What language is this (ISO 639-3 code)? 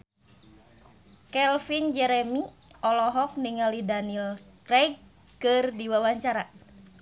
sun